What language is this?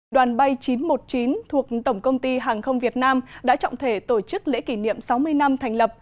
Vietnamese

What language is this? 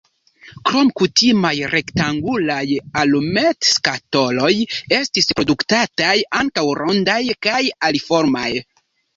Esperanto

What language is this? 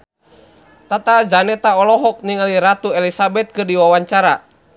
Sundanese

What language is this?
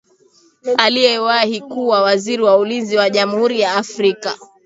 Swahili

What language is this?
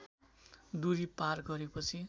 Nepali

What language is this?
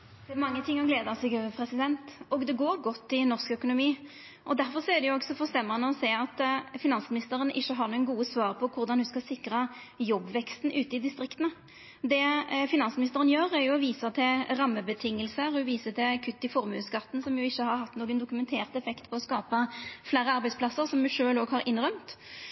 Norwegian Nynorsk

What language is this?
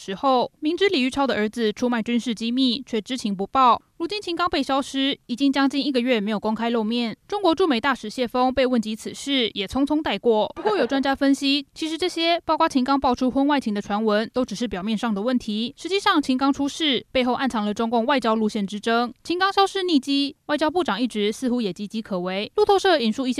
Chinese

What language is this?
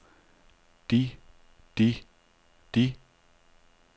Danish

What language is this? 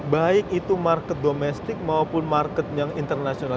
Indonesian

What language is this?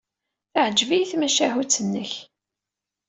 Kabyle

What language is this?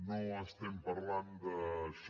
Catalan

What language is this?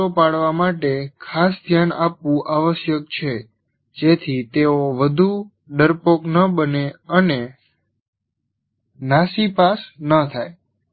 Gujarati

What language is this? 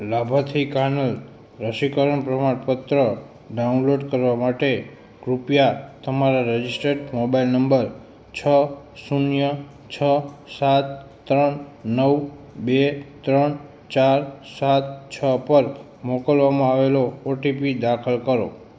Gujarati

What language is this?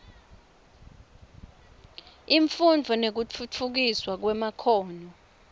Swati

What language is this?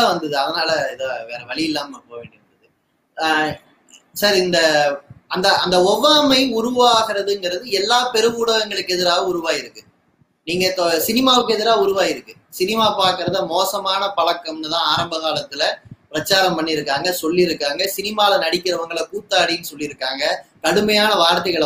Tamil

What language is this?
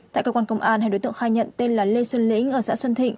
Vietnamese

